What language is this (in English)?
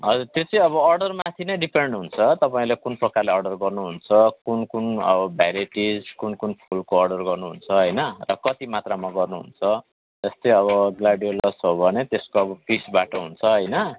Nepali